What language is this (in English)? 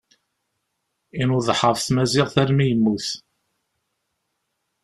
Kabyle